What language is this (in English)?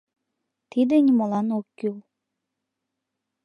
Mari